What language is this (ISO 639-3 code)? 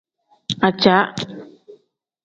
kdh